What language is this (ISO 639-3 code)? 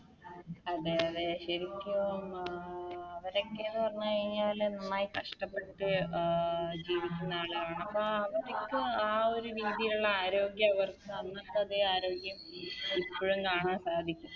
mal